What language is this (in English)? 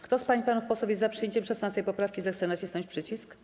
Polish